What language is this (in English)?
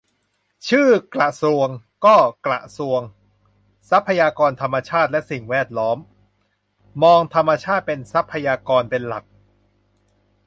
Thai